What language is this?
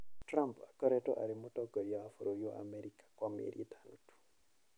Kikuyu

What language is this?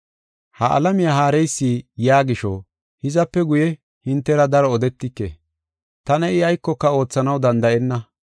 Gofa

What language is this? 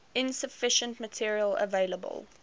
English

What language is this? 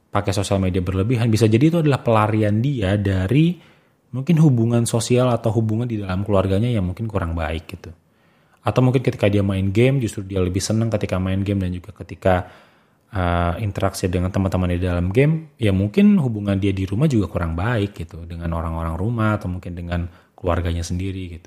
Indonesian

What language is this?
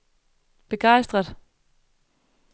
Danish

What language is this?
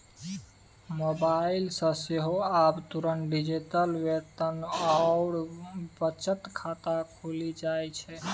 Maithili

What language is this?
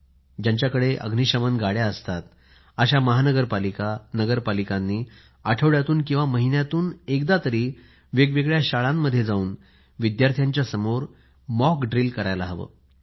Marathi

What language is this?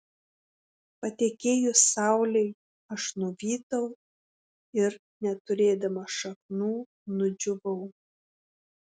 Lithuanian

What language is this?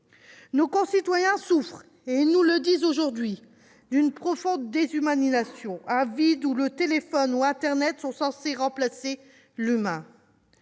French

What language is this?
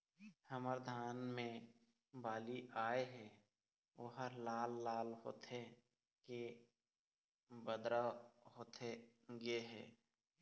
Chhattisgarhi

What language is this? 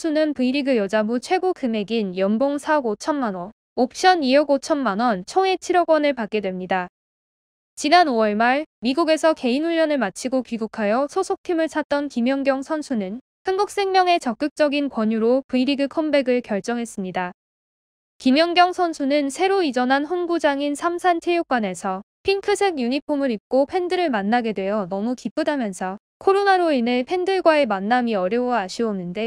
Korean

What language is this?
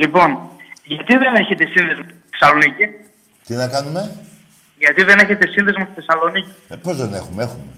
Greek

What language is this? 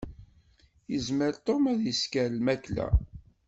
Kabyle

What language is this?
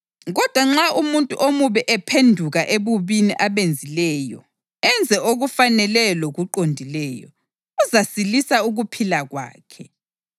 North Ndebele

